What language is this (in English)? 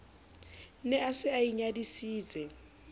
Southern Sotho